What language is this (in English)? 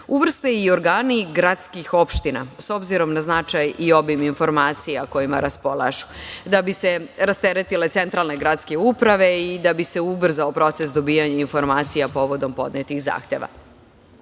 Serbian